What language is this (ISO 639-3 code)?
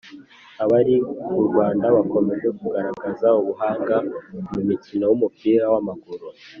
kin